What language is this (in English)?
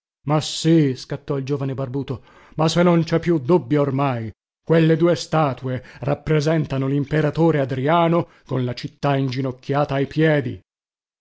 Italian